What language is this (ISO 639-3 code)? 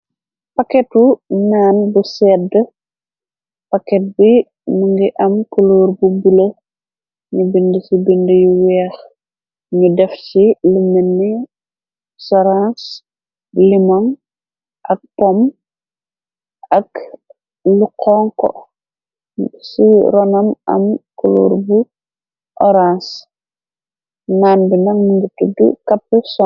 wol